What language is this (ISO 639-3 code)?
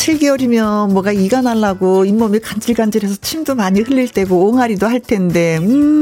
kor